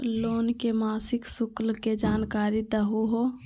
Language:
Magahi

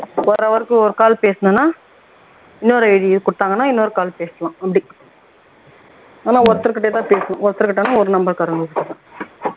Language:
Tamil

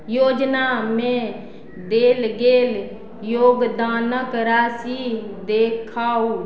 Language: Maithili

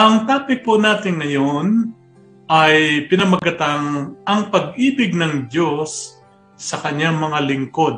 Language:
Filipino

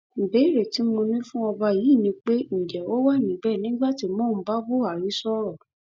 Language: Yoruba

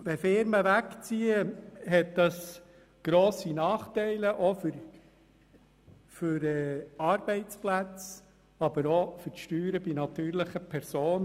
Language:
Swiss German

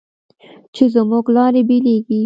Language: Pashto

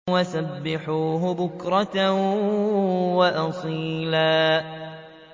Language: Arabic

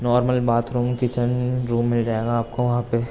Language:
Urdu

